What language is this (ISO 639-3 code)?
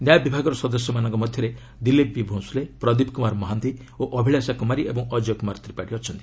ori